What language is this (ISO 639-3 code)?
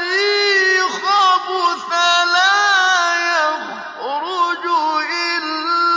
ara